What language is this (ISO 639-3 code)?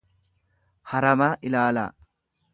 orm